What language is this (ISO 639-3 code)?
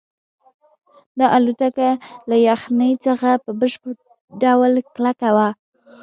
pus